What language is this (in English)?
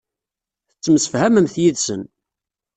Kabyle